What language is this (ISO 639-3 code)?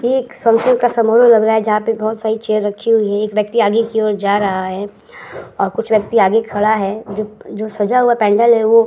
hin